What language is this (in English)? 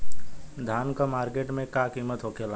Bhojpuri